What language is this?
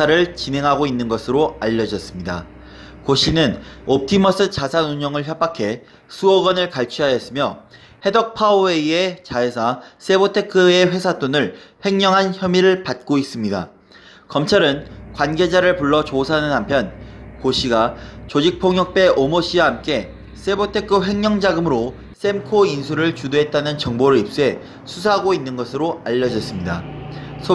Korean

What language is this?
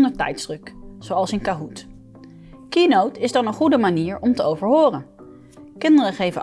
Dutch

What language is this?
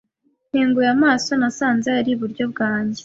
Kinyarwanda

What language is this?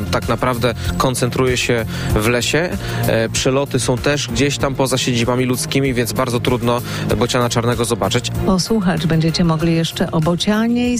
Polish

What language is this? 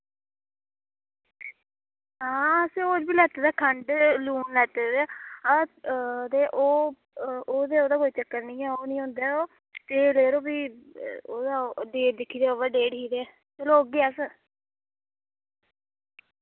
Dogri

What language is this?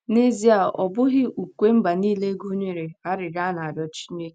Igbo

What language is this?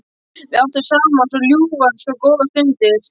Icelandic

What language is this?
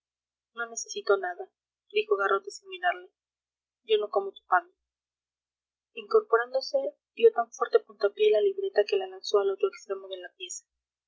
Spanish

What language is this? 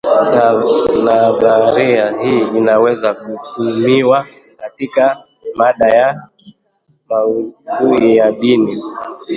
Swahili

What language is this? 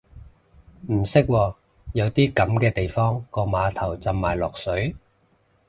Cantonese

